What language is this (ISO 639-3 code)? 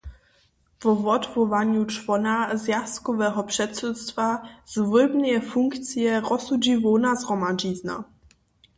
hsb